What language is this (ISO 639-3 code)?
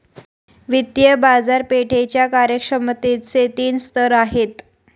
mar